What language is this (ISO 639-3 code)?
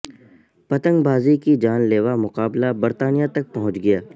urd